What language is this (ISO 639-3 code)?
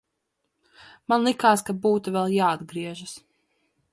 lav